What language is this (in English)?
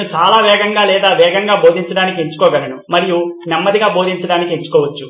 Telugu